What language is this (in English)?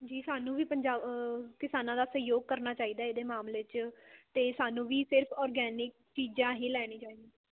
Punjabi